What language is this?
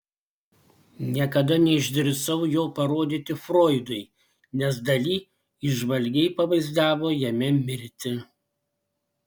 Lithuanian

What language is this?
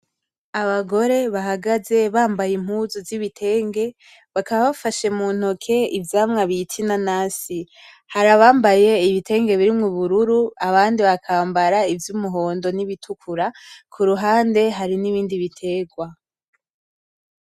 Rundi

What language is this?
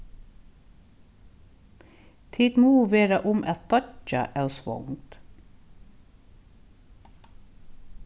Faroese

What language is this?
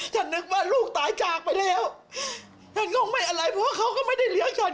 Thai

